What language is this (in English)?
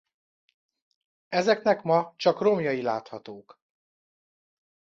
Hungarian